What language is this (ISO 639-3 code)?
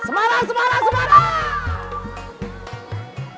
ind